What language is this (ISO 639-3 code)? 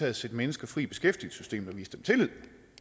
dan